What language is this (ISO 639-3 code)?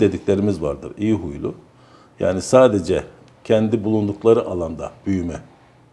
tur